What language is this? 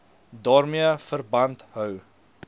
Afrikaans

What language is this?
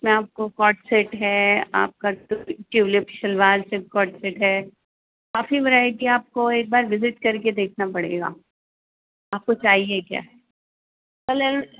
Urdu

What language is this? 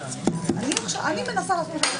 Hebrew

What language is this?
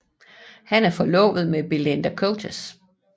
Danish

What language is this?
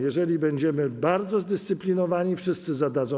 Polish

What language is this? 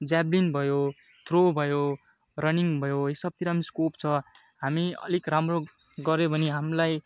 Nepali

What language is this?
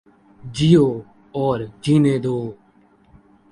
Urdu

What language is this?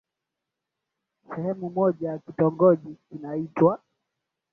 Swahili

